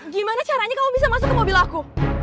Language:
Indonesian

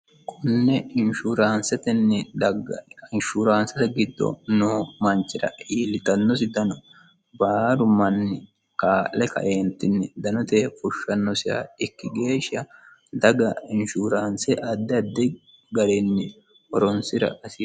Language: Sidamo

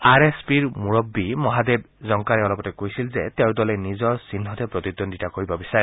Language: Assamese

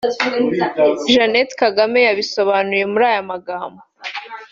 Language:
Kinyarwanda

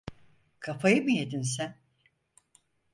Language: Turkish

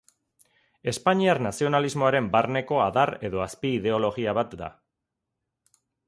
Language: Basque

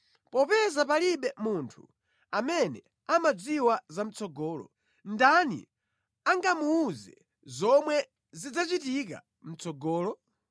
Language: Nyanja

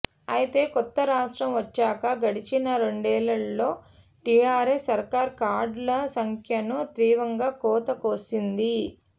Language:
Telugu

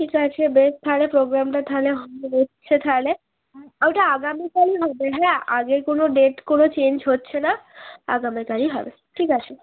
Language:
Bangla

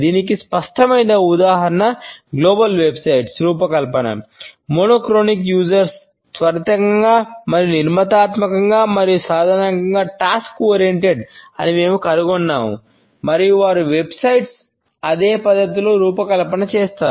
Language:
Telugu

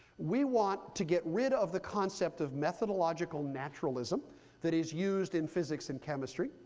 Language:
English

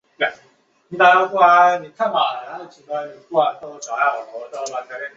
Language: Chinese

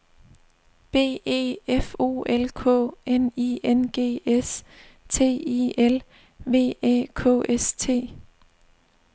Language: Danish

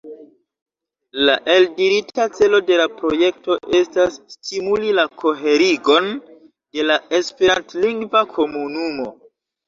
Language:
Esperanto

